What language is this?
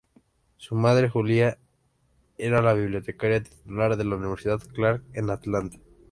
Spanish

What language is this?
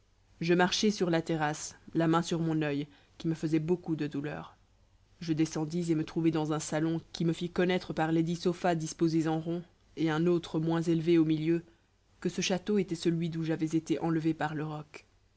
French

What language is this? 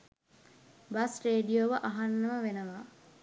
Sinhala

